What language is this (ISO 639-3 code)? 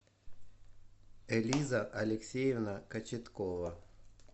rus